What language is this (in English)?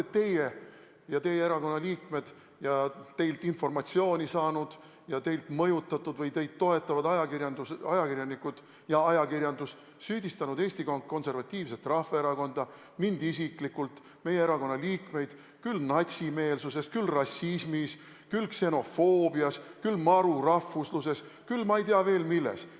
Estonian